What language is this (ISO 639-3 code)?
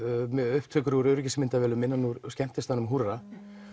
isl